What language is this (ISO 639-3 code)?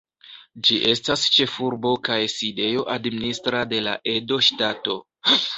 epo